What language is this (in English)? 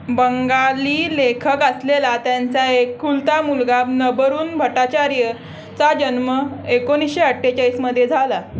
Marathi